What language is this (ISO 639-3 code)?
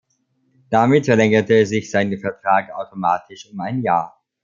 deu